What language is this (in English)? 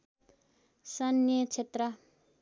Nepali